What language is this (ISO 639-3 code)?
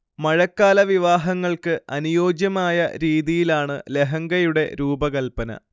mal